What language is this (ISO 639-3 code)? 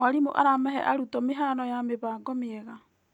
kik